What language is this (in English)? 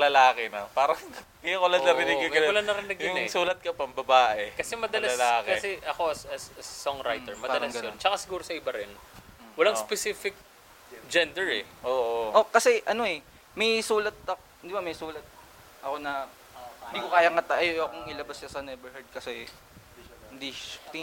Filipino